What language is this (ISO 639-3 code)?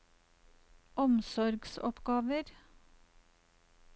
nor